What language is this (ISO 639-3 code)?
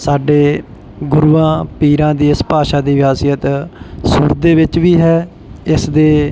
pan